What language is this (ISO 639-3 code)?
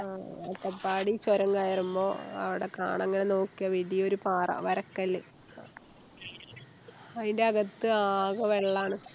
mal